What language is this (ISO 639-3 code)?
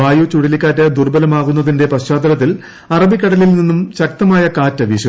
mal